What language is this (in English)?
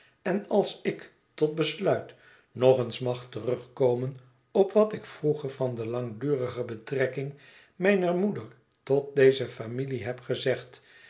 Dutch